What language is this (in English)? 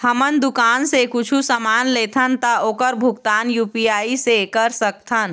Chhattisgarhi